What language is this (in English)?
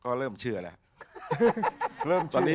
Thai